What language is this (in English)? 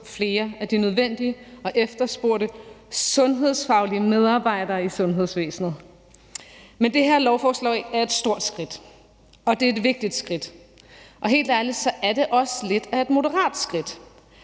Danish